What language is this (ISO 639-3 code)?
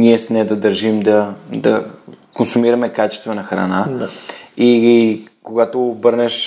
bul